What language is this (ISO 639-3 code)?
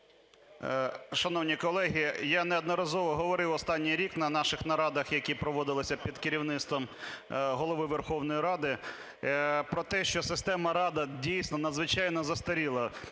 ukr